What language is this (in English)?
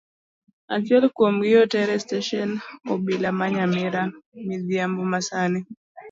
Luo (Kenya and Tanzania)